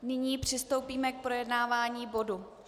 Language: Czech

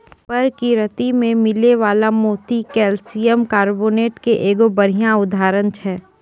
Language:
Maithili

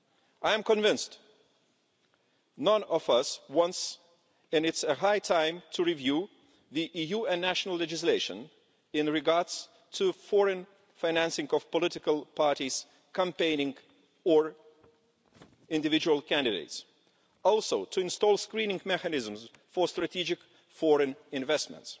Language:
English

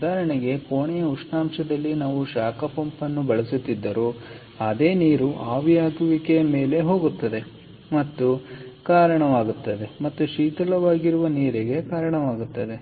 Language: Kannada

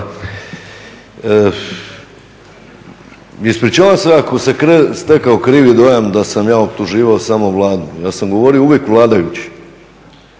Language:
Croatian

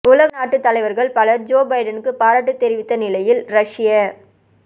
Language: Tamil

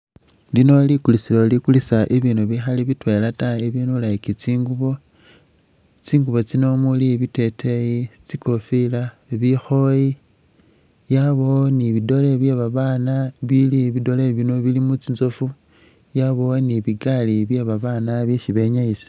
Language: Masaaba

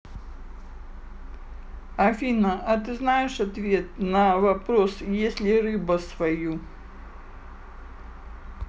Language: Russian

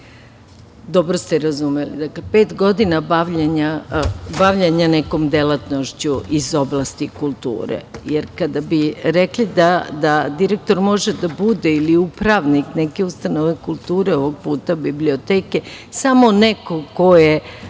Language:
Serbian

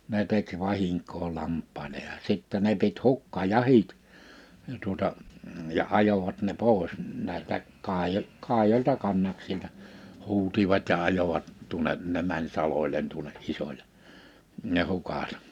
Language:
Finnish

